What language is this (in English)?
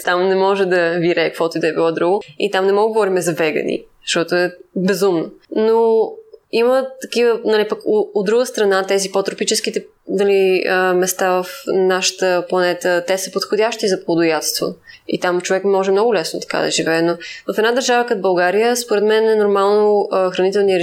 Bulgarian